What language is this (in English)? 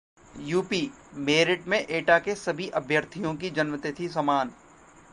Hindi